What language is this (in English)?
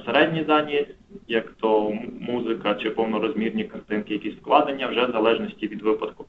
Ukrainian